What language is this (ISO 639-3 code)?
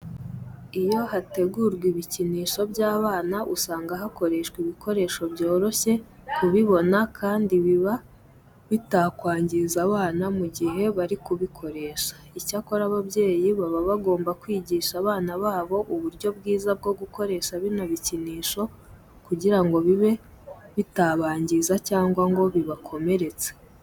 kin